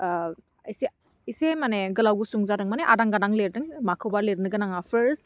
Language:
Bodo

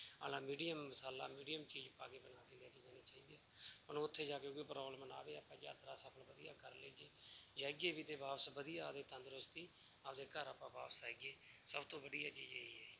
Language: Punjabi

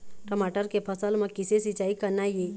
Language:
Chhattisgarhi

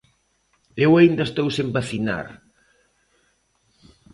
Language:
Galician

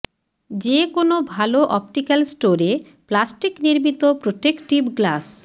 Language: Bangla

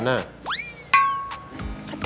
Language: Indonesian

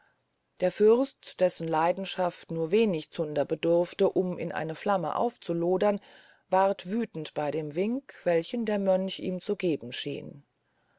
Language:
German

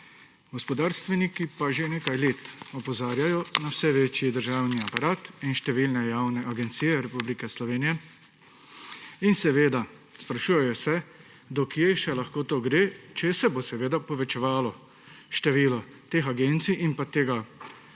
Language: Slovenian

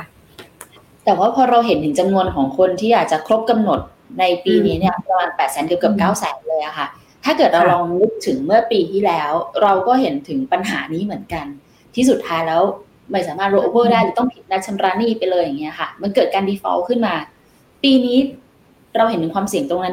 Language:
Thai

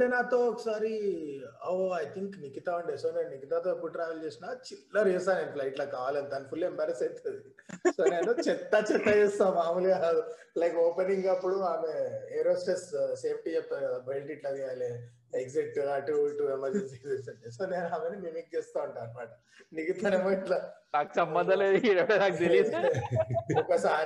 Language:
Telugu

